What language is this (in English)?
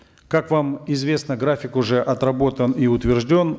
Kazakh